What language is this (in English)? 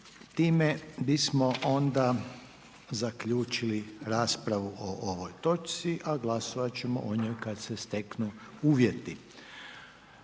Croatian